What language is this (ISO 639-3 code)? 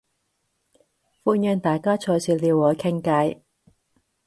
yue